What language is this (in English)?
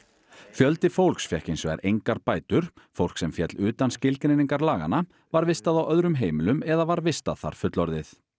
Icelandic